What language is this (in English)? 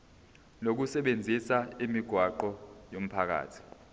Zulu